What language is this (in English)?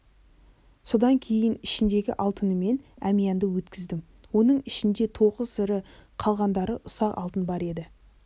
Kazakh